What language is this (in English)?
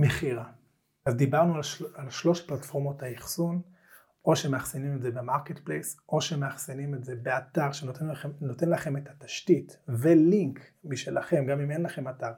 Hebrew